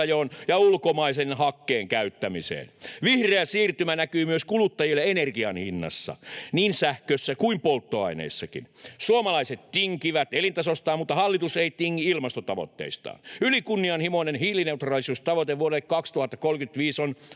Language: Finnish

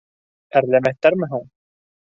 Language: Bashkir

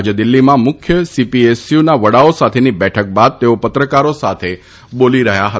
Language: Gujarati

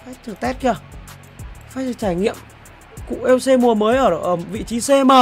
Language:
Vietnamese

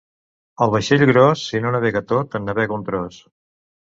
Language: Catalan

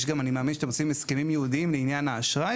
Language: Hebrew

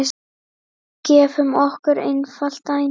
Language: Icelandic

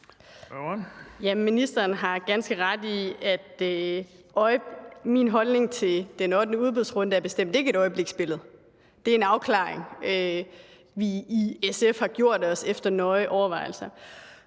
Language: Danish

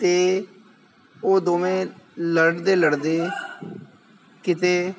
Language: Punjabi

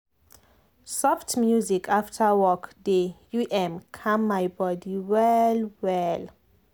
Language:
Nigerian Pidgin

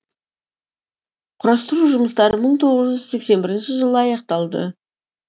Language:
Kazakh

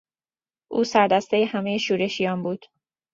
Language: Persian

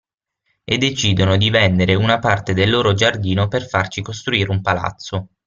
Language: Italian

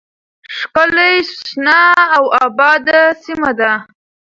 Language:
Pashto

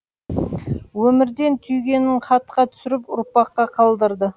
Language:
Kazakh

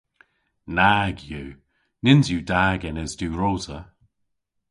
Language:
Cornish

